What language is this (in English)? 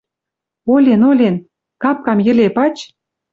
Western Mari